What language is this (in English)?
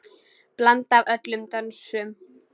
Icelandic